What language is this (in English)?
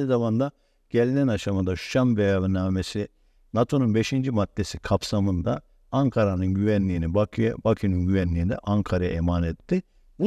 Turkish